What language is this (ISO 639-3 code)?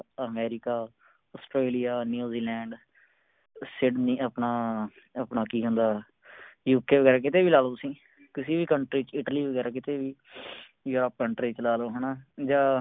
pan